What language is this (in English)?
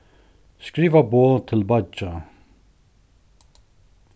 Faroese